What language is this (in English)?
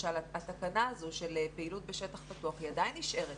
Hebrew